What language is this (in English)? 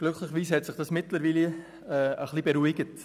Swiss German